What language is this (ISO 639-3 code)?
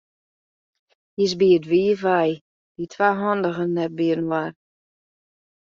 fry